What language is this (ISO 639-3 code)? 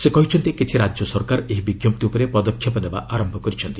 ori